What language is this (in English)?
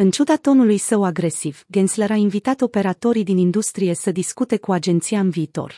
Romanian